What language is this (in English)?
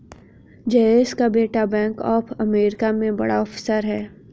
Hindi